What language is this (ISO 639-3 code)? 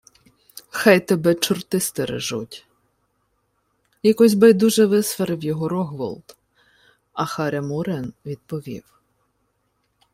ukr